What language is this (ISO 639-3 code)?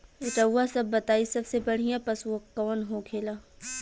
bho